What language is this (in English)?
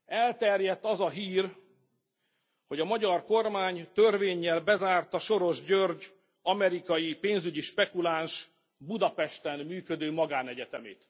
Hungarian